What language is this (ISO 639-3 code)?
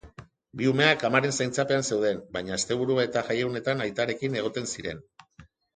eus